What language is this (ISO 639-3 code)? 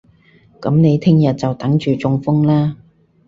yue